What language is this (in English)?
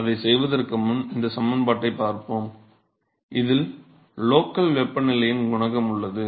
Tamil